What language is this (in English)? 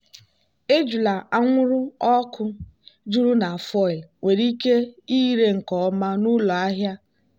Igbo